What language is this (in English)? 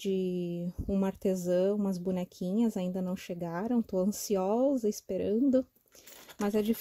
Portuguese